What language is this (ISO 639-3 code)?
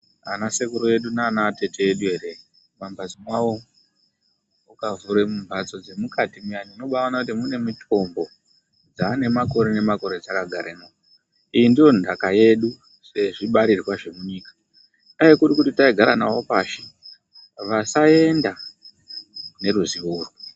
ndc